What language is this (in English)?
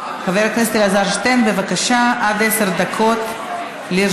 Hebrew